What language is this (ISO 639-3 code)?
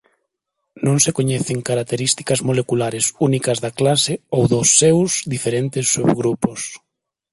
glg